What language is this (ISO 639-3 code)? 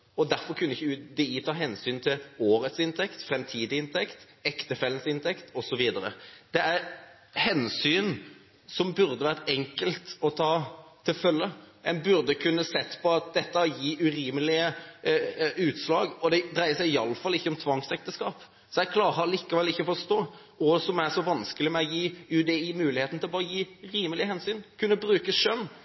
nob